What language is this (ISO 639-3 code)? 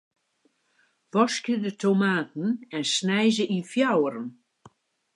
fry